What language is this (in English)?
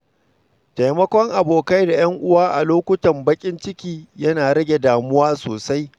Hausa